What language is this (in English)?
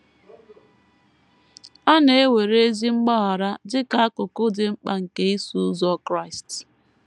Igbo